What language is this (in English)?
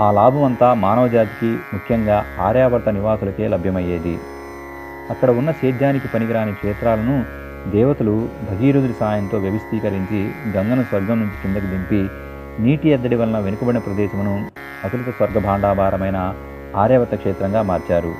Telugu